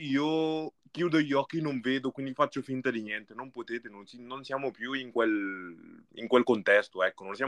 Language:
Italian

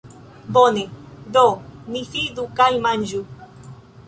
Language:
Esperanto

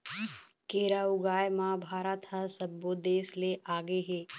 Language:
Chhattisgarhi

